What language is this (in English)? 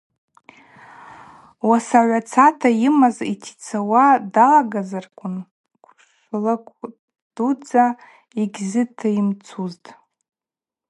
Abaza